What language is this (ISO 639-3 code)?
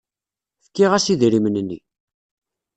kab